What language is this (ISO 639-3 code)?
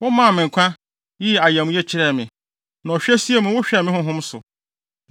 aka